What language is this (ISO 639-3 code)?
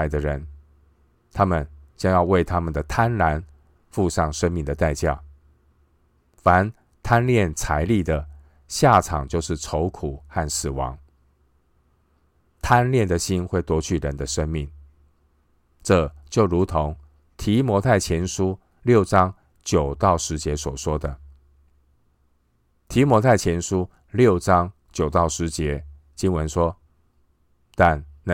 zho